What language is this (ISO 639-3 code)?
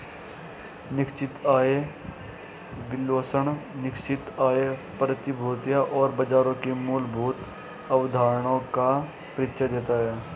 hin